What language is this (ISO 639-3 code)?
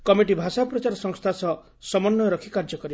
ori